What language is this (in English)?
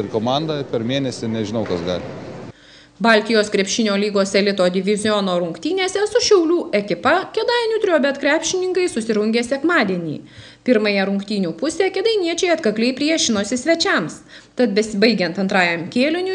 Lithuanian